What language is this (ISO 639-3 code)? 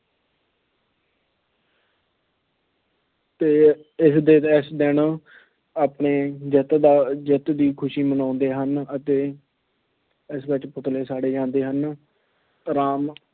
pan